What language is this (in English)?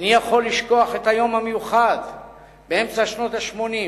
Hebrew